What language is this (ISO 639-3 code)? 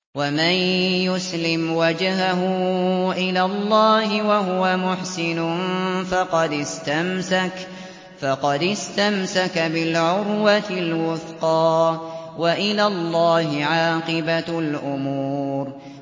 ara